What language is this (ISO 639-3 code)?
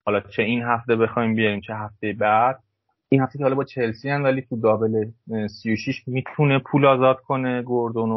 fas